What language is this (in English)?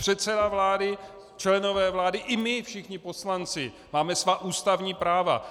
Czech